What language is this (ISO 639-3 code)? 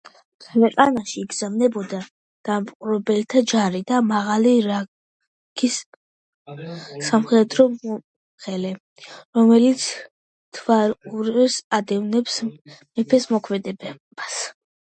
kat